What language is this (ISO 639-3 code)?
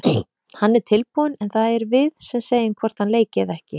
isl